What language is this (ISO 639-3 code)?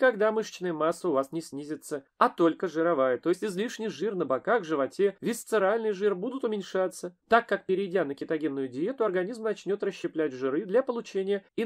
rus